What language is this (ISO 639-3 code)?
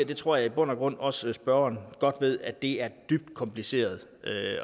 dan